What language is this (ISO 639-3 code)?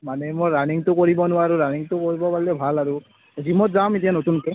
asm